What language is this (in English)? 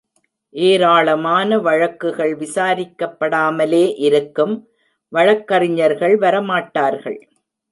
Tamil